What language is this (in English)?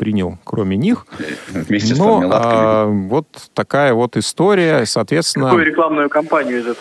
Russian